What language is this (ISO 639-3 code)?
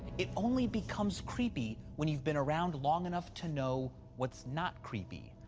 eng